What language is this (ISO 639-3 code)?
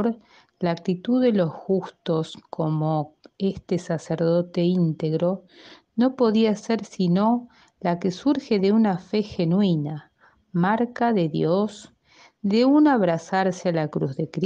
spa